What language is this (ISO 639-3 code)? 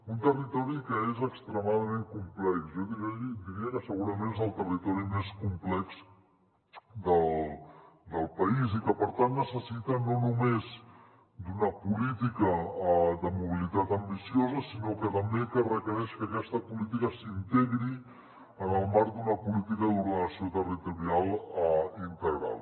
cat